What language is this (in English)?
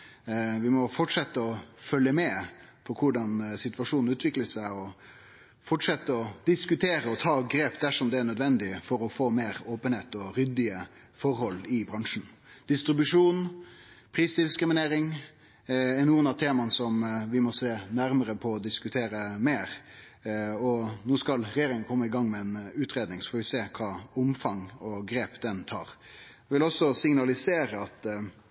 Norwegian Nynorsk